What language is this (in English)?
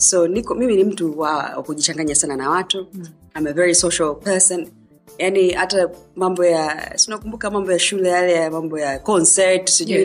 Swahili